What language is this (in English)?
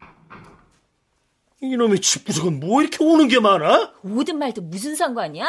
Korean